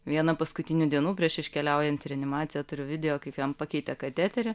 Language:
Lithuanian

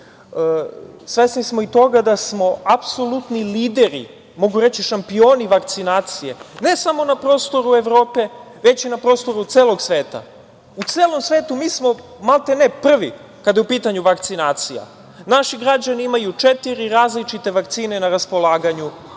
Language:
Serbian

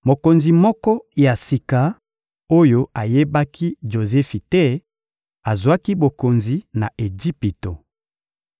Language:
Lingala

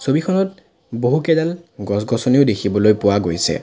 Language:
Assamese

